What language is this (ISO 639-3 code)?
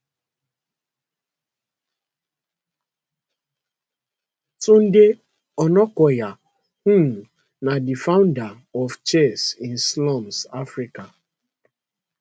pcm